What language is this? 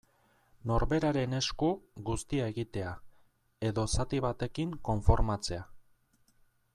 Basque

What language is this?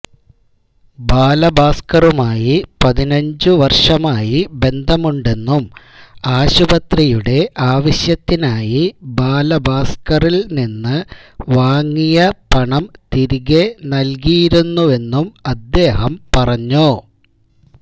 Malayalam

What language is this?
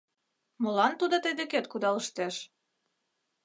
Mari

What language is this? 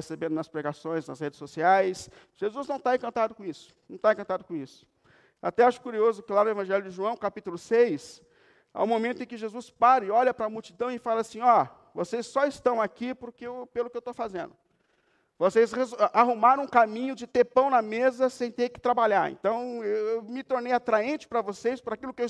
Portuguese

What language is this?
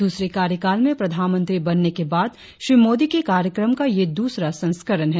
Hindi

